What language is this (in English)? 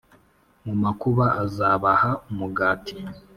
Kinyarwanda